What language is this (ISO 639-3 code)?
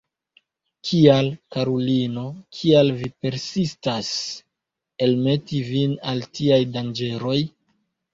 epo